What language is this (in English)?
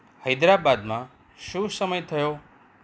Gujarati